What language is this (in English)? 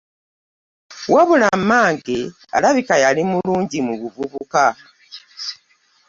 Ganda